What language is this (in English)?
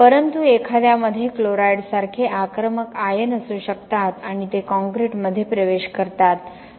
Marathi